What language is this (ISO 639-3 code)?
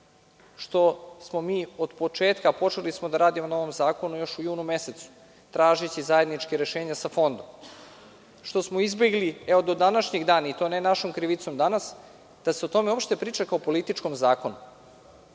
srp